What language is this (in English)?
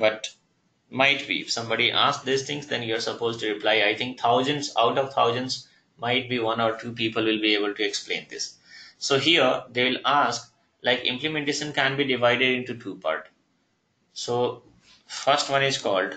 English